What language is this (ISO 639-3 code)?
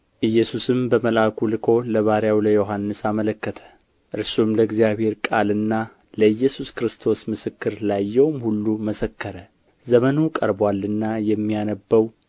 amh